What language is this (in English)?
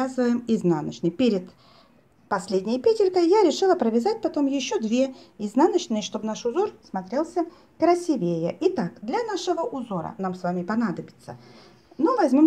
Russian